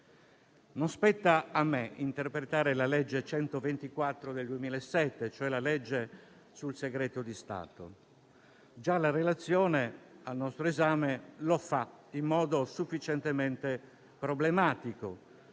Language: Italian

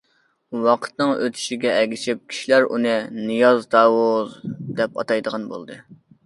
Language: Uyghur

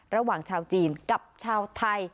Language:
Thai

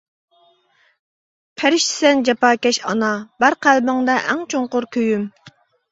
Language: Uyghur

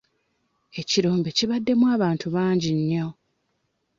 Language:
Ganda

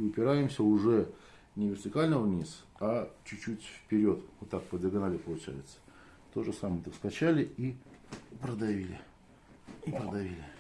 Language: Russian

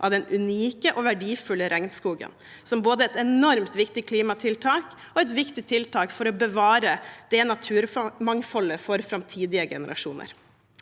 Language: Norwegian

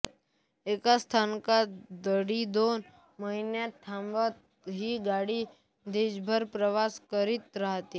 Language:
Marathi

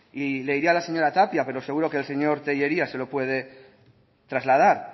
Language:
Spanish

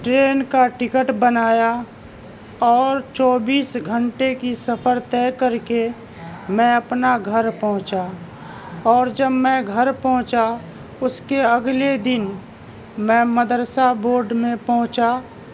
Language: Urdu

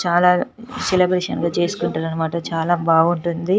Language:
Telugu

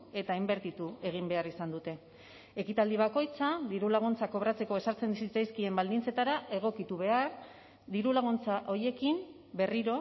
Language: Basque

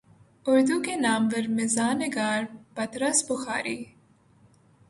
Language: Urdu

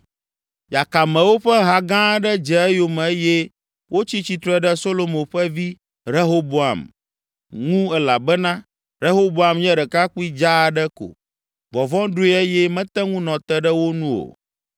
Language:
Ewe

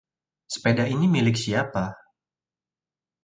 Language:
Indonesian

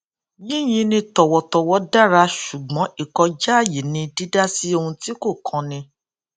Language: Yoruba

